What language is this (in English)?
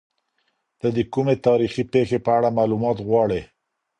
Pashto